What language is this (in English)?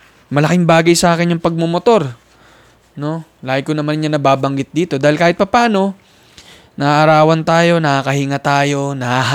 Filipino